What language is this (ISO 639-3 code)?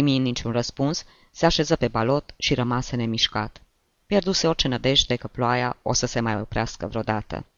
ron